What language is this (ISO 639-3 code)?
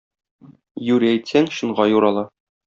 tat